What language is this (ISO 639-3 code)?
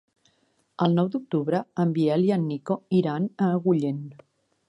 cat